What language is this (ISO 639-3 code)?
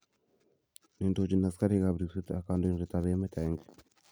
kln